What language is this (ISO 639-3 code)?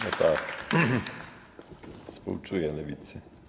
pol